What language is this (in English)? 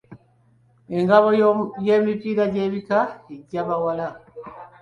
Ganda